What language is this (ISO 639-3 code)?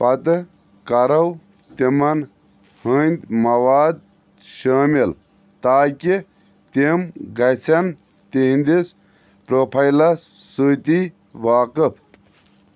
kas